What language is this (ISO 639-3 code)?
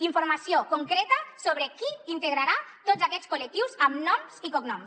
cat